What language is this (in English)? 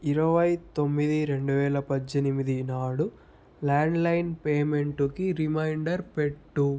Telugu